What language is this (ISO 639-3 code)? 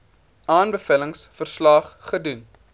afr